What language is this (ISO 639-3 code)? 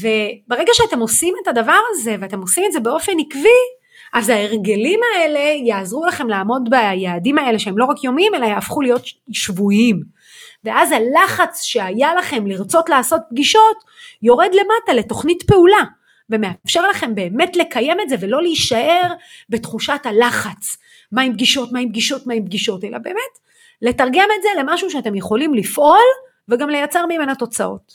heb